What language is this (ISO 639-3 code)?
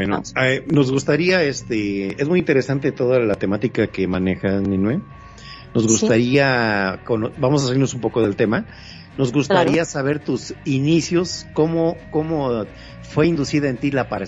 spa